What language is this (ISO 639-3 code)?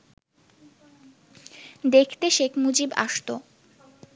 ben